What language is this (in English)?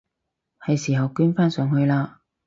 Cantonese